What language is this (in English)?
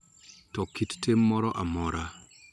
Luo (Kenya and Tanzania)